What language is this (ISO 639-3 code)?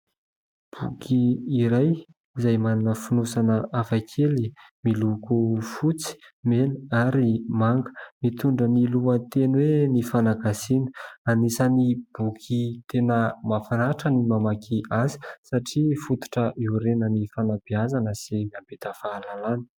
mlg